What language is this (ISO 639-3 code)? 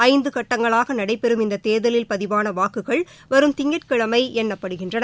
tam